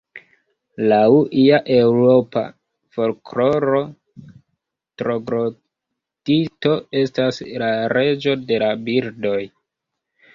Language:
Esperanto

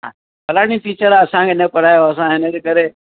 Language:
Sindhi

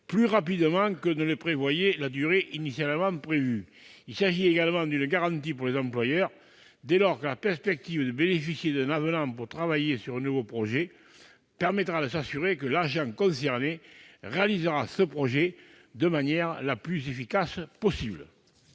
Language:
French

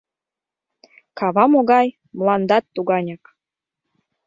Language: Mari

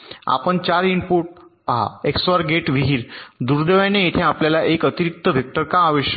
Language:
Marathi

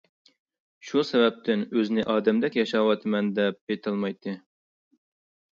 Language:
Uyghur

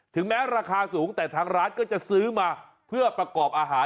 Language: Thai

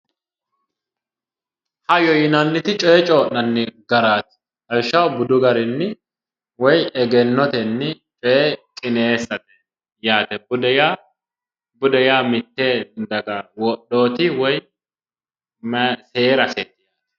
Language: Sidamo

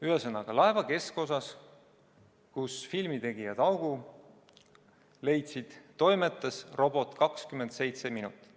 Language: Estonian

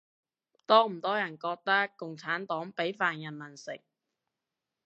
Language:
Cantonese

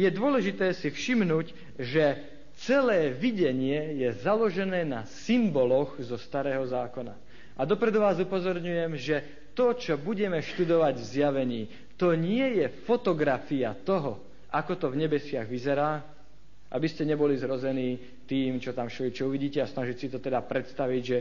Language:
Slovak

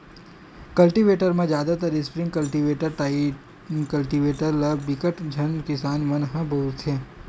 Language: Chhattisgarhi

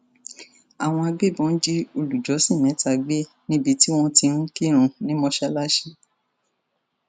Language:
Yoruba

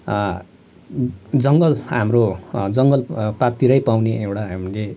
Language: Nepali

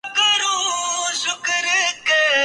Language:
Urdu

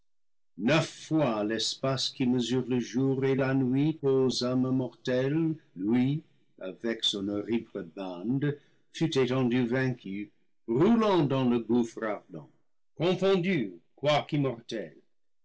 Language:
French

